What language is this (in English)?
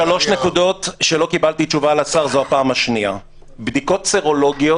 Hebrew